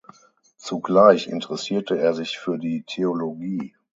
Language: German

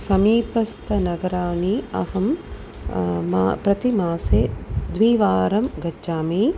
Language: Sanskrit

